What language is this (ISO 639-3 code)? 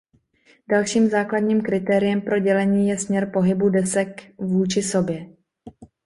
ces